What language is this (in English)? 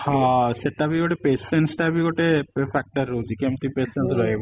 Odia